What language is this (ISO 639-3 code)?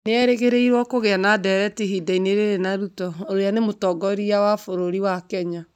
kik